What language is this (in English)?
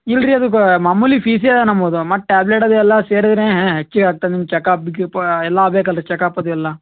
Kannada